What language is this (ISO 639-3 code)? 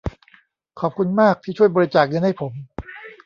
tha